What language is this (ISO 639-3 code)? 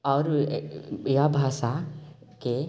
mai